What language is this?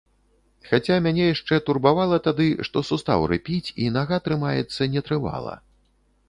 Belarusian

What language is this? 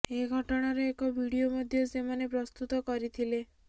Odia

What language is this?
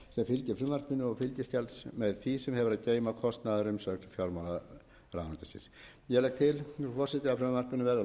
Icelandic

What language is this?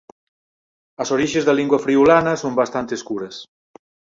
Galician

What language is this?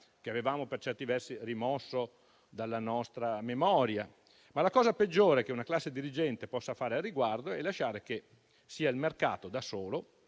Italian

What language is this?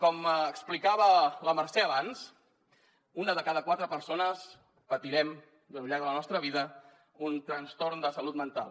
Catalan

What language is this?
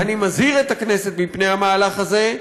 Hebrew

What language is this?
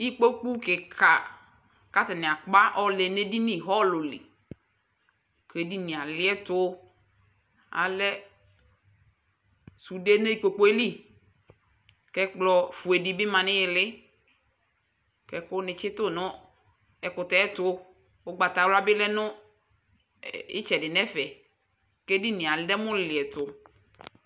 Ikposo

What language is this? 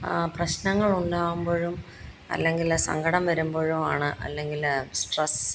Malayalam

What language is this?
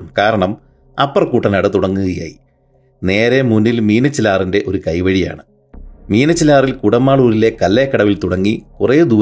Malayalam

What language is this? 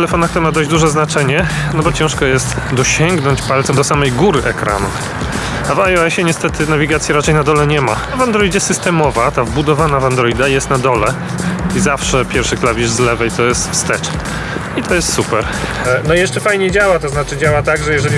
Polish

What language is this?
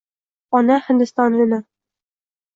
Uzbek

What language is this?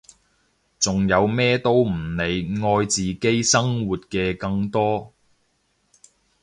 Cantonese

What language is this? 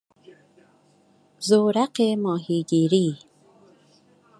Persian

